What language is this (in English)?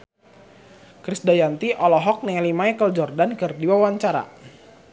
Sundanese